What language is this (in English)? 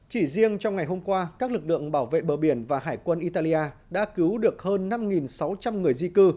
Vietnamese